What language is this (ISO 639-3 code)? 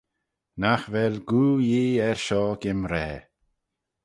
glv